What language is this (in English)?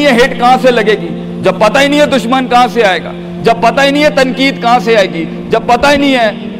Urdu